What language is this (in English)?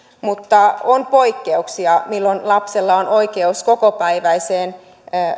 Finnish